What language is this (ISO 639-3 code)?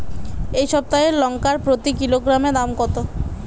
ben